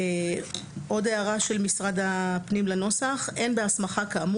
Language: Hebrew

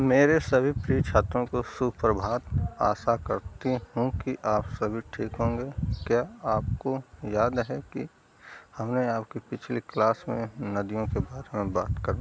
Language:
Hindi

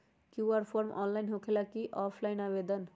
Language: Magahi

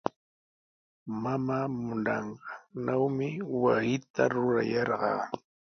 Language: Sihuas Ancash Quechua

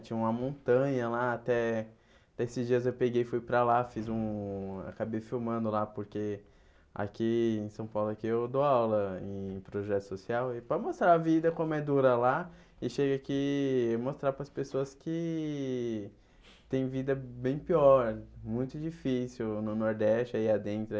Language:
Portuguese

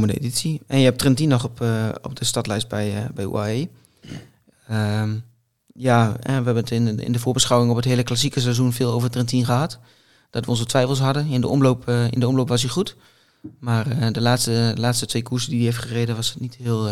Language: Dutch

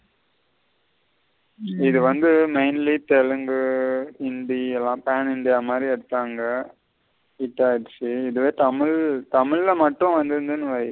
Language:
Tamil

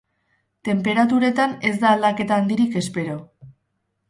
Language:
Basque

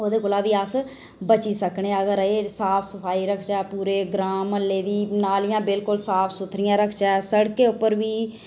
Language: Dogri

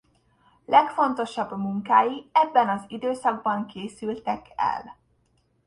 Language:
Hungarian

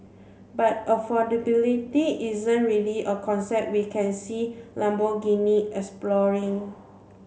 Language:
English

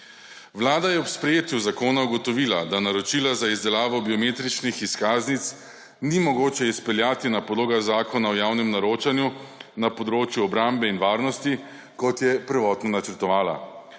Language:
Slovenian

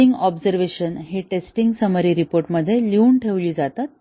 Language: Marathi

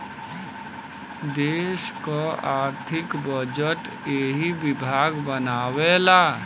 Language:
Bhojpuri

